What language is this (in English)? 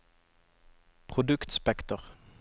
Norwegian